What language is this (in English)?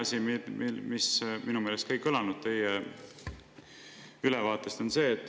Estonian